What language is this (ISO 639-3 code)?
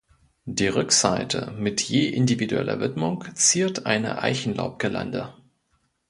deu